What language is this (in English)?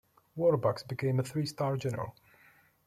English